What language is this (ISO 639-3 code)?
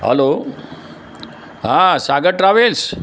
guj